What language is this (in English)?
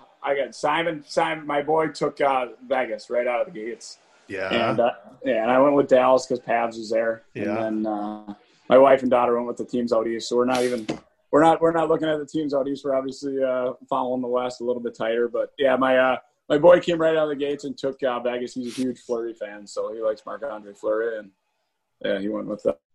English